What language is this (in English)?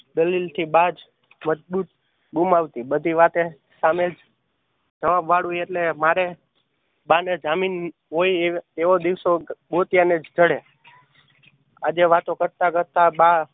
Gujarati